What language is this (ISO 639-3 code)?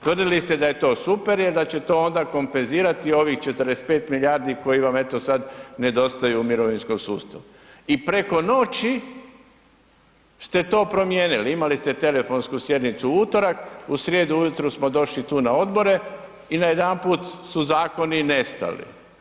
hrv